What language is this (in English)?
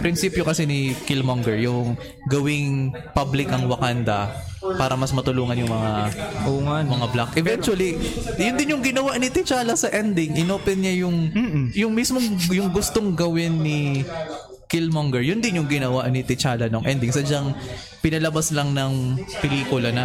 Filipino